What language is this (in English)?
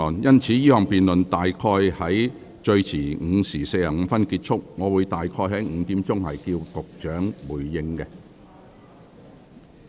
Cantonese